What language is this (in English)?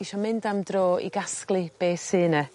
Welsh